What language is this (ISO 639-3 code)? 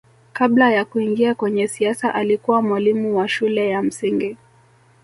swa